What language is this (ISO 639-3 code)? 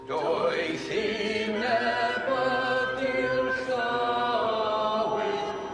cym